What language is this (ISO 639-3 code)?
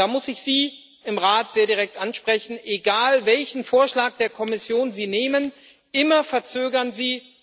deu